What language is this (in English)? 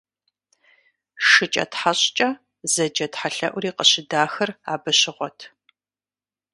Kabardian